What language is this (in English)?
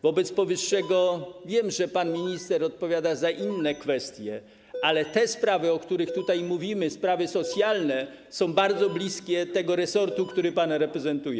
Polish